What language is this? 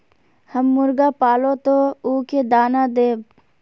Magahi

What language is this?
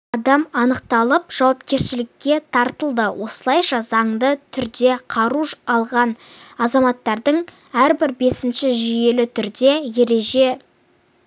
Kazakh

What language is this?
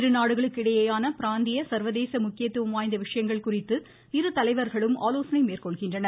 Tamil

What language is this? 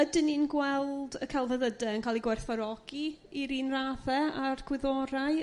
Welsh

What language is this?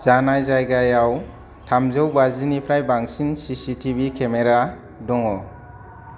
Bodo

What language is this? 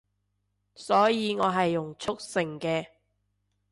Cantonese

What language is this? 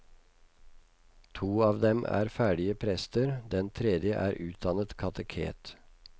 Norwegian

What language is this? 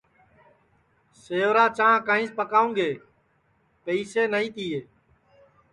Sansi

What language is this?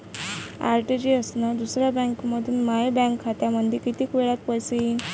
Marathi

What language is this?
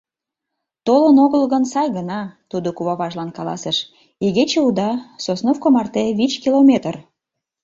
Mari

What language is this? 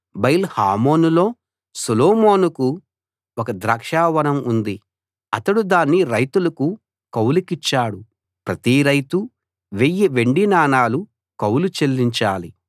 Telugu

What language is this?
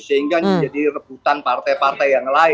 Indonesian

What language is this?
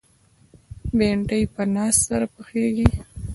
Pashto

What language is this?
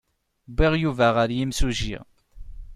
Kabyle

